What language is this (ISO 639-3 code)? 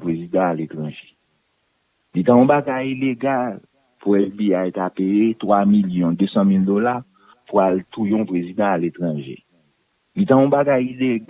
fra